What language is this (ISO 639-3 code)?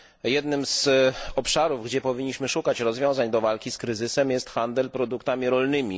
pol